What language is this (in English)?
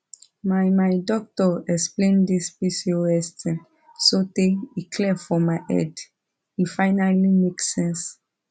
Nigerian Pidgin